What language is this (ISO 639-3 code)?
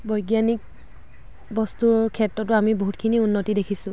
asm